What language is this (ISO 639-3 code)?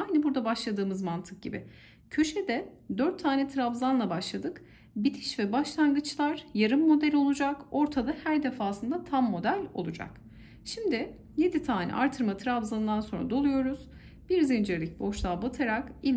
tur